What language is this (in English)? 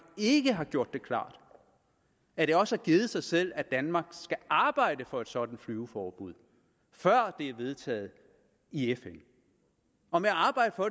Danish